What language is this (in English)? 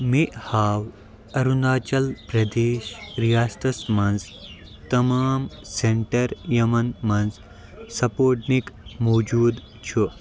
Kashmiri